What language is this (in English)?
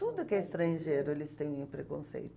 Portuguese